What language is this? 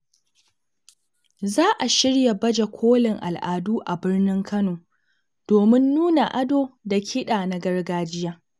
Hausa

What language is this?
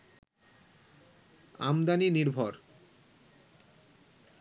Bangla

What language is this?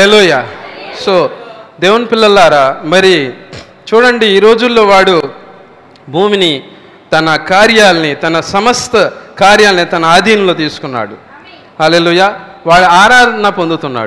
Telugu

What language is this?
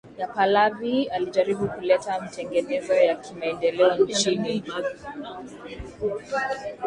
Swahili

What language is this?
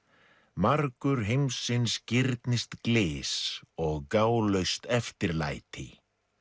Icelandic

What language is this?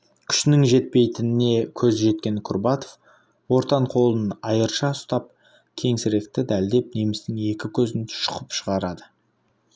Kazakh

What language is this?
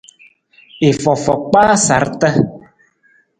Nawdm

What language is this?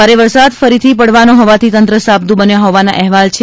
Gujarati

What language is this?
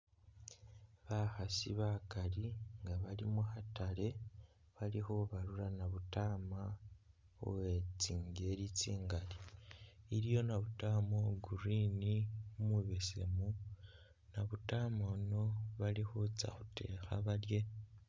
Masaaba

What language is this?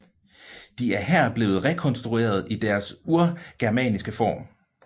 Danish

